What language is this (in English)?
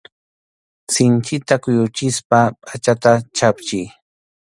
Arequipa-La Unión Quechua